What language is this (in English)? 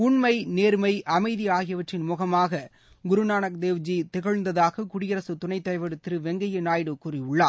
Tamil